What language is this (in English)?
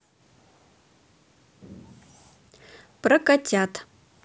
Russian